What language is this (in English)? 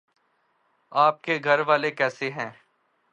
Urdu